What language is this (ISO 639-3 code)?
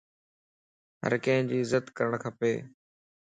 lss